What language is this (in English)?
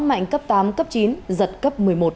Vietnamese